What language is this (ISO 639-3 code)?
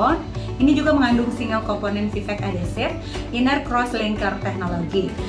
ind